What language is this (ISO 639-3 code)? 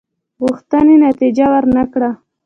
pus